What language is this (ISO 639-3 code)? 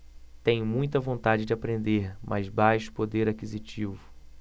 por